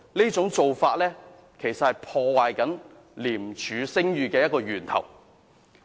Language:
Cantonese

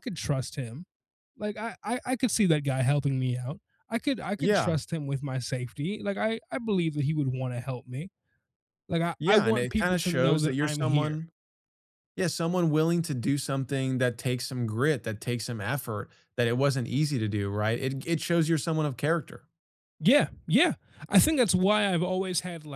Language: English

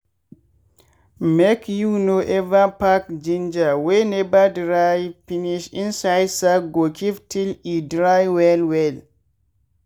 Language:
Nigerian Pidgin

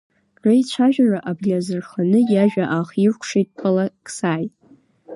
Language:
Abkhazian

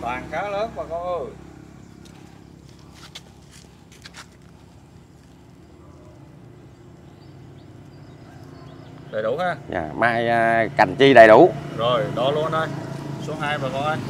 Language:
Vietnamese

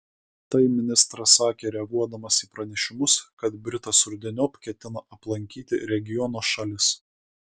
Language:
Lithuanian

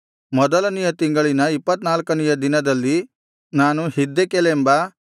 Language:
Kannada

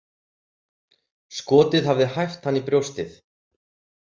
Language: Icelandic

